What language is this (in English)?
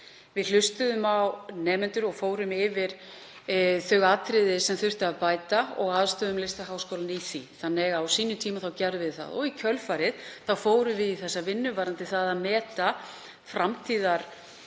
Icelandic